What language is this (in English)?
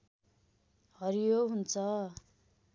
Nepali